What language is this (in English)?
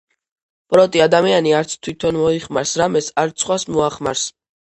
Georgian